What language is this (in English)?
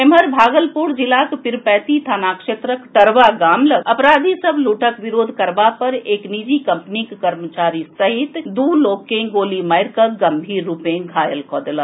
Maithili